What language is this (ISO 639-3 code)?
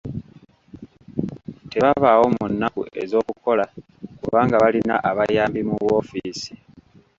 lug